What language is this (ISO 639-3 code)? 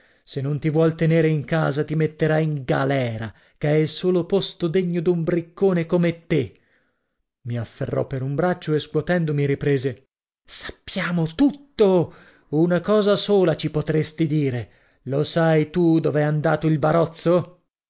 ita